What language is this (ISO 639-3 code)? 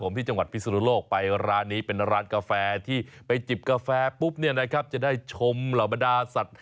tha